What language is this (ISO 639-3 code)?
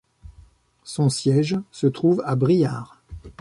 fra